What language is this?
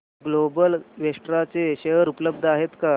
Marathi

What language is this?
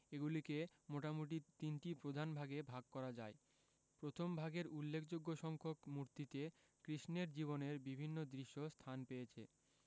Bangla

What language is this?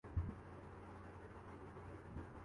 Urdu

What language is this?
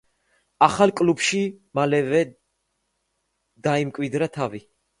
Georgian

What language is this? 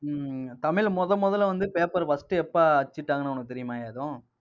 Tamil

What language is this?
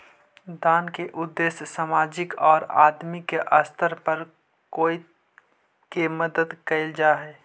Magahi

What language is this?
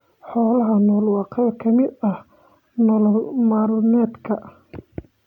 Somali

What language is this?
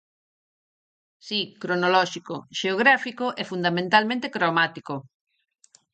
Galician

